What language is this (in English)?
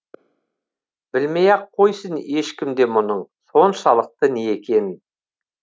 Kazakh